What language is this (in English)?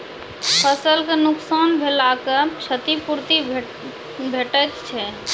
Maithili